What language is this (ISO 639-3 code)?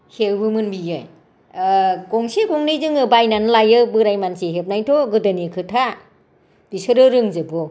brx